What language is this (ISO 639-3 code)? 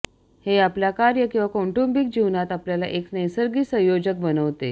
mar